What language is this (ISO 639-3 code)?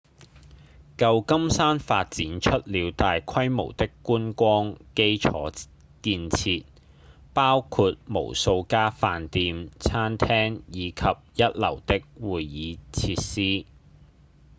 yue